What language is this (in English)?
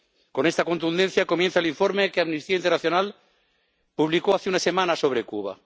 Spanish